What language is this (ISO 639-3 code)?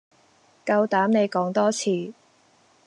yue